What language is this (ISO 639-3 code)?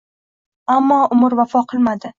uzb